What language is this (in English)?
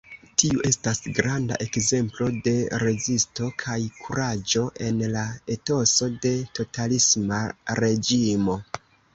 Esperanto